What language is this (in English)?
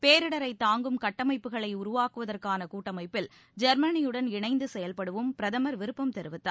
Tamil